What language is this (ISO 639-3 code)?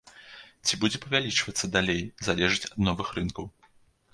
bel